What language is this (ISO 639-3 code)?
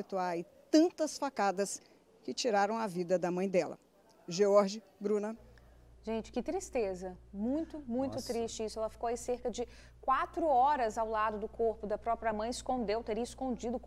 por